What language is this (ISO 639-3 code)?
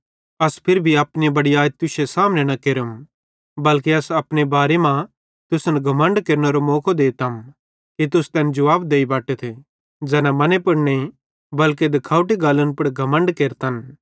bhd